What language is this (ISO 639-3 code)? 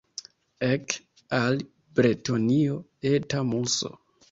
epo